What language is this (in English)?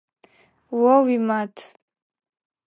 Adyghe